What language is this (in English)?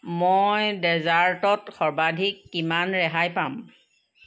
Assamese